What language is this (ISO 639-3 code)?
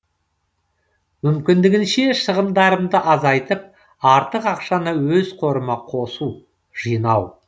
kaz